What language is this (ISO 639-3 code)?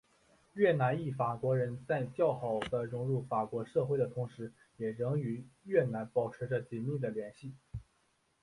zho